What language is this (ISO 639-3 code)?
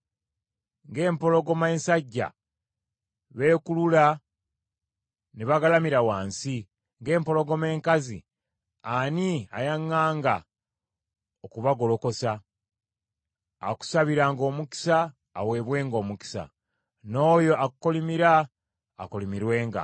lug